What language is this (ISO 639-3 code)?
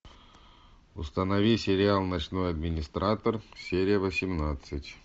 rus